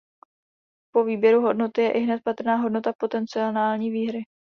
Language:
Czech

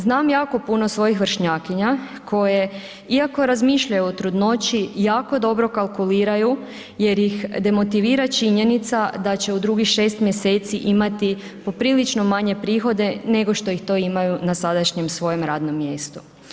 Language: Croatian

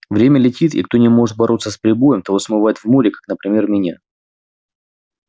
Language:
Russian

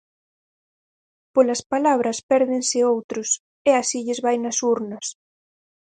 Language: Galician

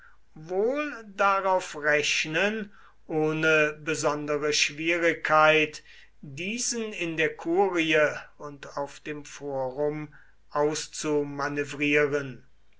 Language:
German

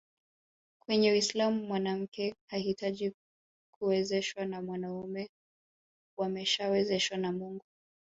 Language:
Swahili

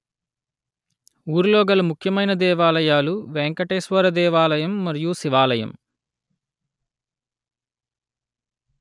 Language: Telugu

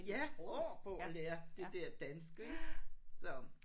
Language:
Danish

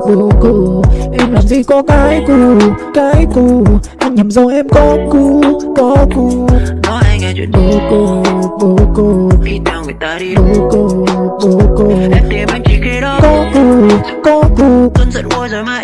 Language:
Vietnamese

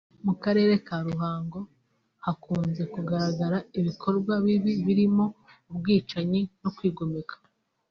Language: Kinyarwanda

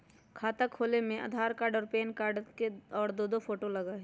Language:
Magahi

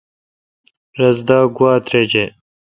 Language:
Kalkoti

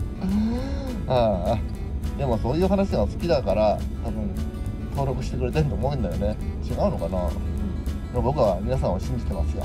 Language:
Japanese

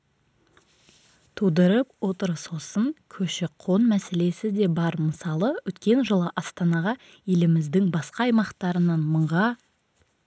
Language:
Kazakh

